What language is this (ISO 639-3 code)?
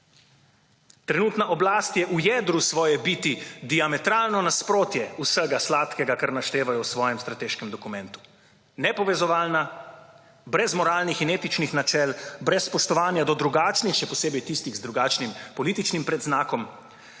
slv